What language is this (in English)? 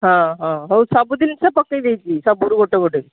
Odia